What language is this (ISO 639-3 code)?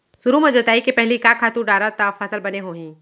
hne